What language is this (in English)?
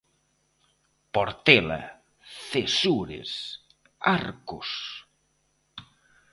Galician